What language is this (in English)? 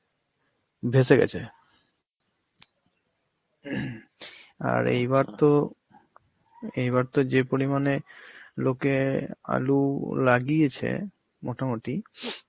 Bangla